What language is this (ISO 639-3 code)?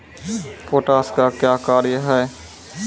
mai